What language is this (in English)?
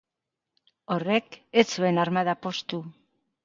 Basque